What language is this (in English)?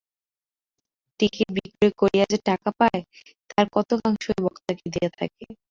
Bangla